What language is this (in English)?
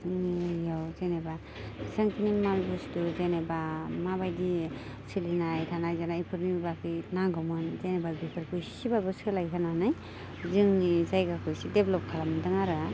Bodo